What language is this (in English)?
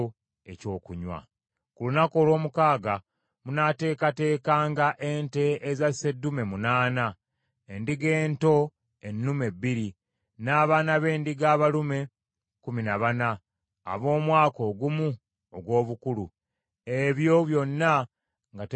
Ganda